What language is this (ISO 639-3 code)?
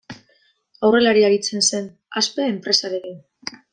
eus